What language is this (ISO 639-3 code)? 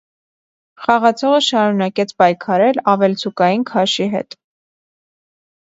hye